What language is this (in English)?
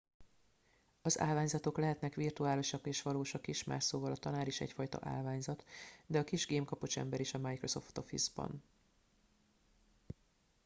Hungarian